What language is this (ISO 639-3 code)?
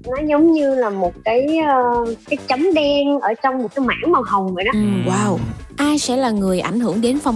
vie